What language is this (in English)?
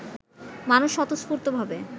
Bangla